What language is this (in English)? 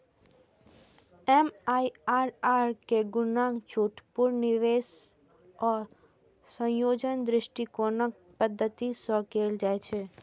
Maithili